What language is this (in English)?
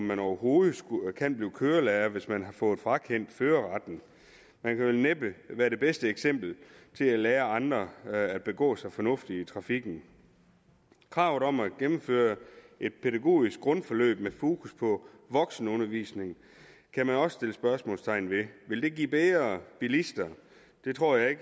Danish